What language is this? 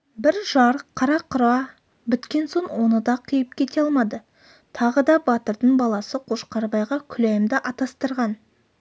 Kazakh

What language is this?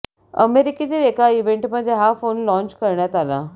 Marathi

